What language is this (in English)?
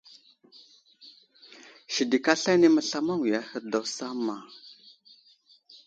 Wuzlam